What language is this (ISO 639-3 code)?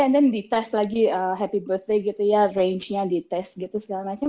ind